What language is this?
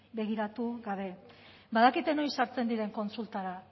Basque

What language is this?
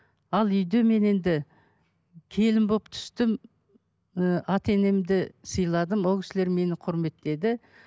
Kazakh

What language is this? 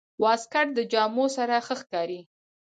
Pashto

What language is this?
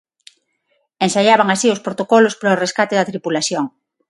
Galician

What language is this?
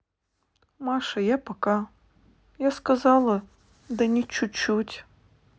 Russian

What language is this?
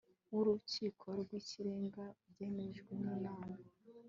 Kinyarwanda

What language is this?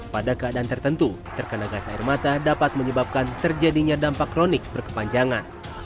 Indonesian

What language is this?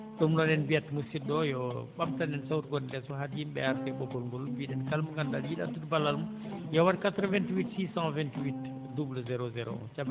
Fula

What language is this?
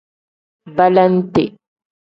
Tem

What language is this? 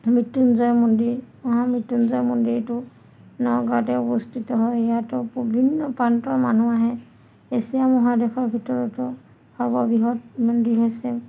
Assamese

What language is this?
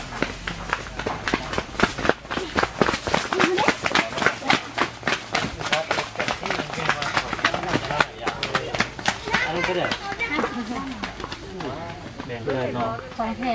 Thai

